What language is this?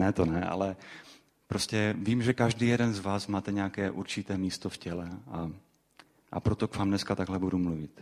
Czech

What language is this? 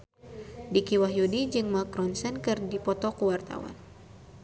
Sundanese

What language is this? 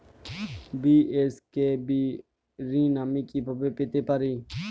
Bangla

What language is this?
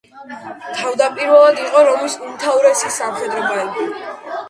Georgian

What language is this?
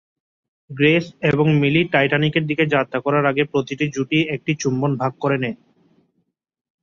Bangla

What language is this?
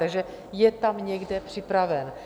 Czech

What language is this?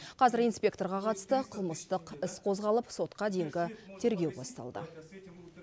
Kazakh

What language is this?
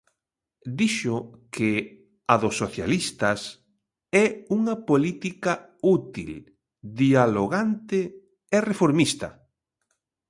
Galician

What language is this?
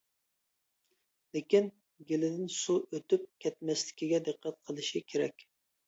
Uyghur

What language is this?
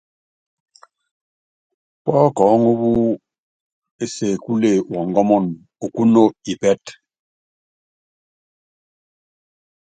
Yangben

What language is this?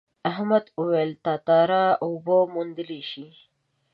Pashto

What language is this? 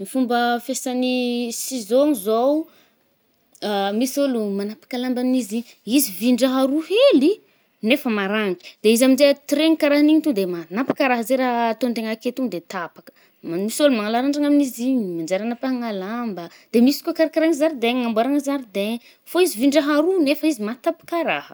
Northern Betsimisaraka Malagasy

